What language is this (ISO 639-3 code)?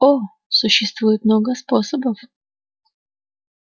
rus